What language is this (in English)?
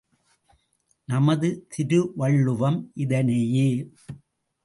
Tamil